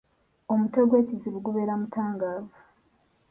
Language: Ganda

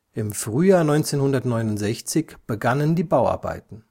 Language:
German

